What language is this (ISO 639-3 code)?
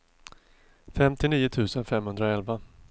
swe